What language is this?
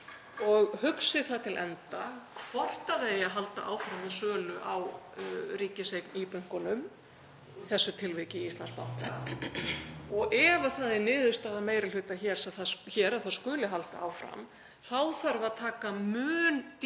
Icelandic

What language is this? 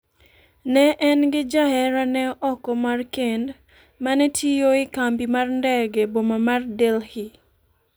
Luo (Kenya and Tanzania)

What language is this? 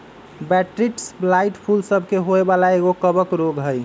Magahi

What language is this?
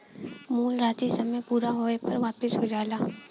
Bhojpuri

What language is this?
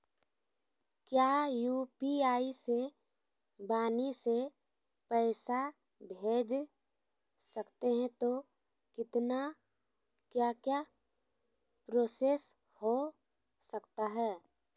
Magahi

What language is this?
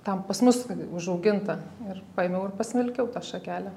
Lithuanian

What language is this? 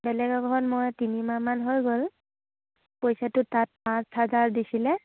Assamese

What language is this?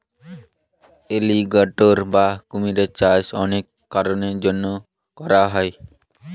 Bangla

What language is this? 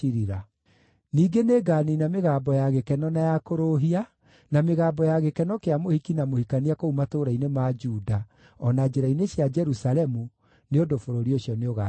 Kikuyu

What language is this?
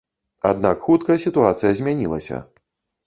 Belarusian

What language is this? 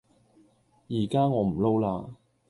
Cantonese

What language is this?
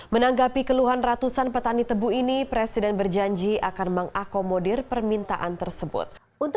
Indonesian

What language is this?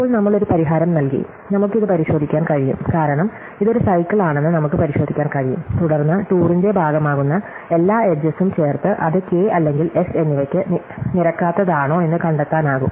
Malayalam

